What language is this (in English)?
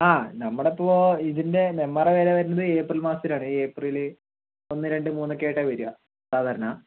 Malayalam